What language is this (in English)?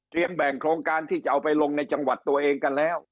Thai